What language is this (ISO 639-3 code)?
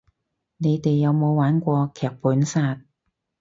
yue